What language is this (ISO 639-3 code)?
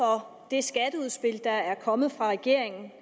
dan